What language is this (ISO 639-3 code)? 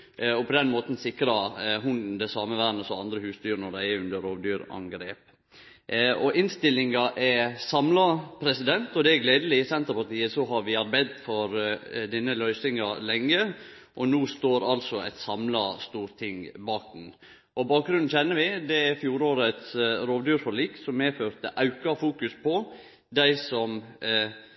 nno